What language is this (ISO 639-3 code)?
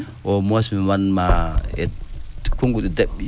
ful